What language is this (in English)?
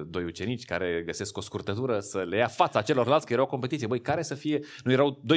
Romanian